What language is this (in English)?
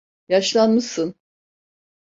Turkish